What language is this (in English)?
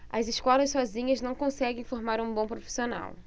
Portuguese